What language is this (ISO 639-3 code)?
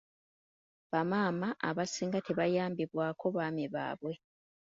lug